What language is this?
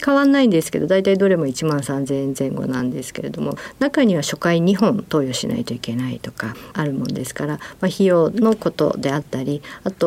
Japanese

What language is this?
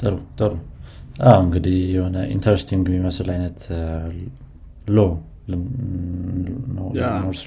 Amharic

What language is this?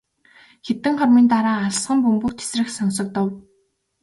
Mongolian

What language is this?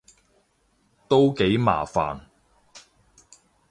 Cantonese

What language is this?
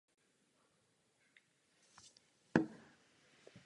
Czech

